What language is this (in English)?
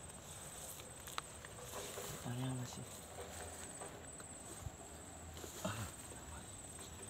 Indonesian